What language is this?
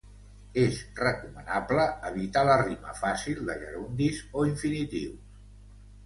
Catalan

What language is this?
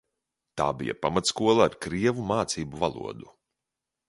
Latvian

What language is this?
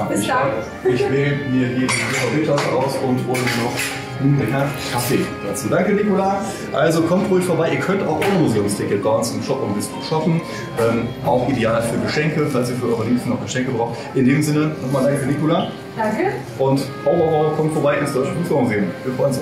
German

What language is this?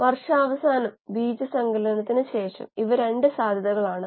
Malayalam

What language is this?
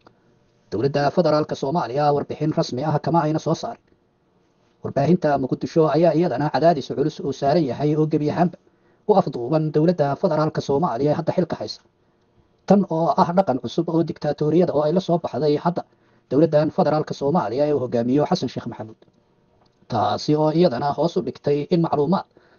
Arabic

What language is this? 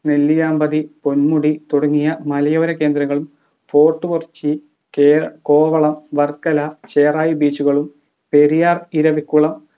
Malayalam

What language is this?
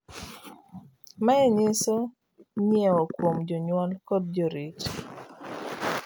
Luo (Kenya and Tanzania)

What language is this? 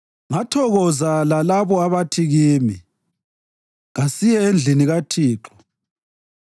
North Ndebele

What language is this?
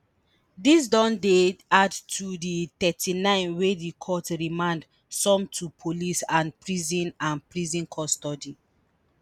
Nigerian Pidgin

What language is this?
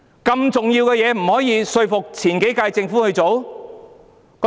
Cantonese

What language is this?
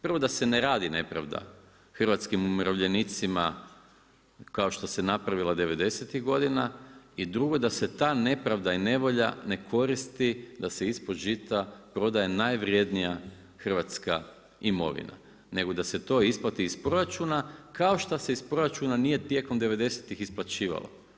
Croatian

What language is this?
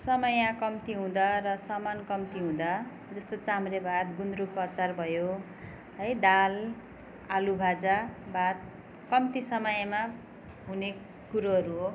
Nepali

